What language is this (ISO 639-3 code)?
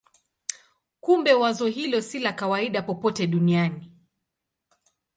swa